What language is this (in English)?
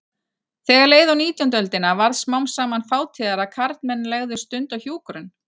Icelandic